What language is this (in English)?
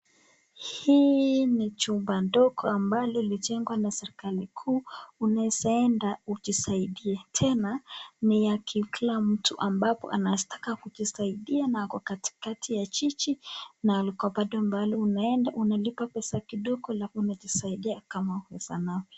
Swahili